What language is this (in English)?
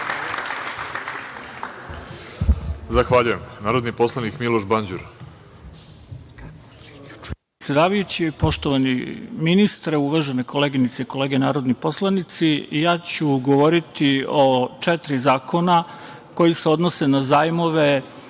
Serbian